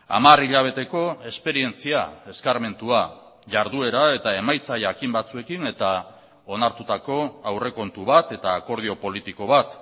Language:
Basque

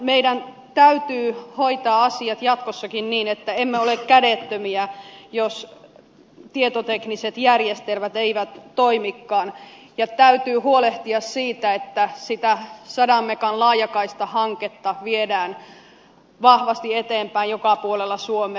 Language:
Finnish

